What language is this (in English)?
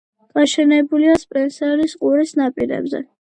Georgian